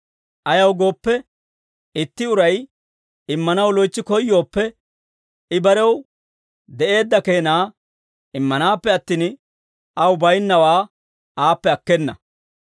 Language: Dawro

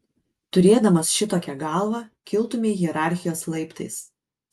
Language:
Lithuanian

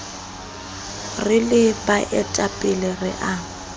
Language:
Southern Sotho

